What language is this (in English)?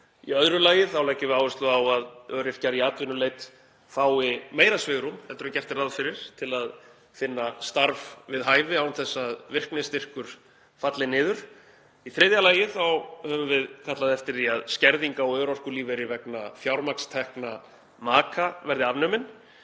Icelandic